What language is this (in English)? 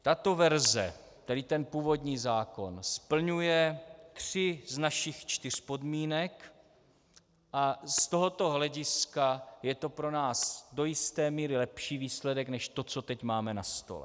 Czech